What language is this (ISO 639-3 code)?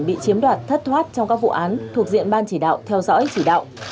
vie